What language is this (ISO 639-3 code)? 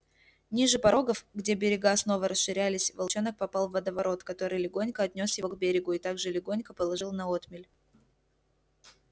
rus